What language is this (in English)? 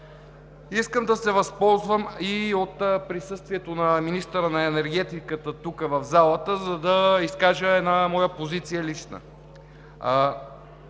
Bulgarian